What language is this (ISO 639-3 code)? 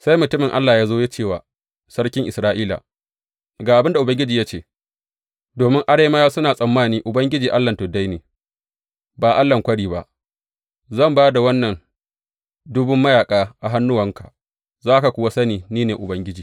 hau